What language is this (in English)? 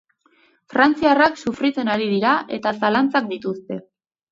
Basque